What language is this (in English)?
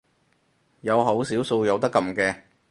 Cantonese